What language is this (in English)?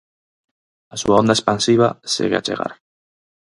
Galician